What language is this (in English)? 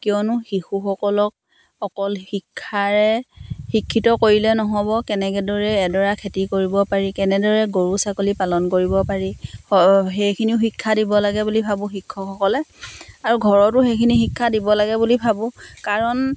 Assamese